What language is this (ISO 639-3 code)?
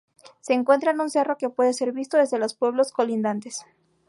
spa